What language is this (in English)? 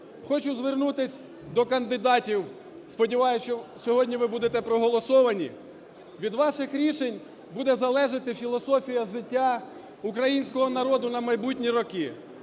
Ukrainian